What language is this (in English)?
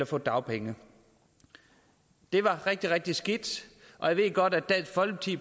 Danish